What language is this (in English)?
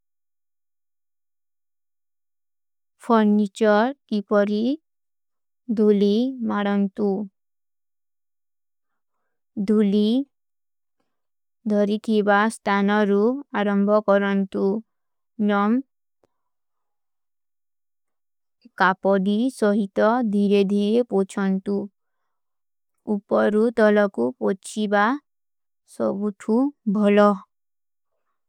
Kui (India)